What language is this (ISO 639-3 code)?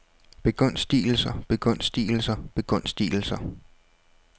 dan